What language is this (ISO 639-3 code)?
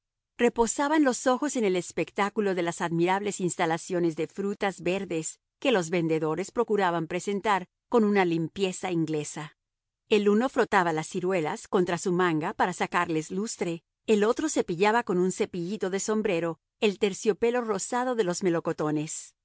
spa